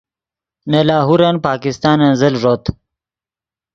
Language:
Yidgha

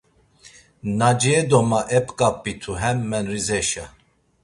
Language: Laz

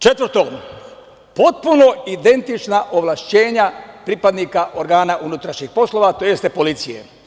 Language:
Serbian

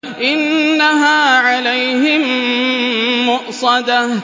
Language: Arabic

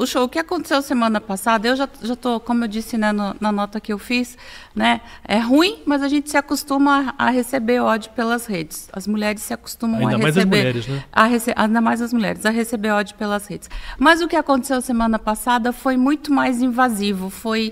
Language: Portuguese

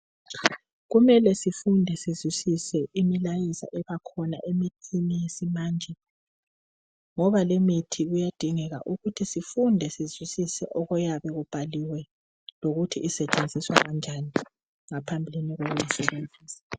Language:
North Ndebele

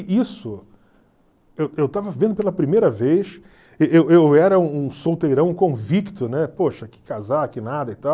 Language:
Portuguese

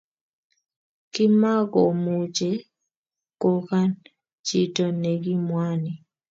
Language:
Kalenjin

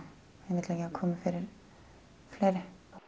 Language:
Icelandic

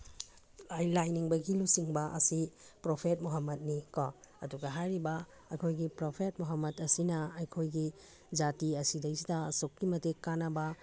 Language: Manipuri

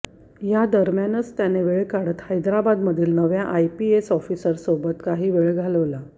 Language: Marathi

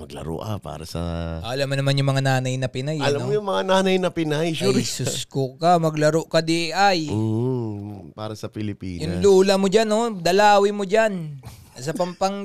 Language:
Filipino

